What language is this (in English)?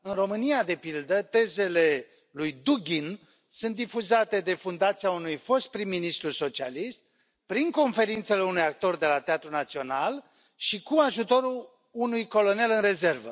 Romanian